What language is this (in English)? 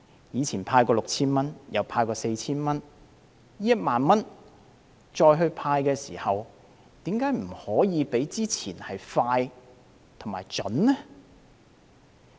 Cantonese